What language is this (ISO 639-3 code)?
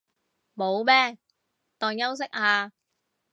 yue